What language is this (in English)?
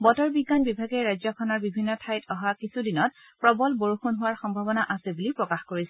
Assamese